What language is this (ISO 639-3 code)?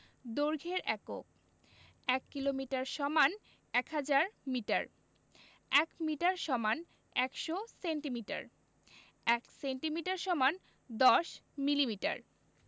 ben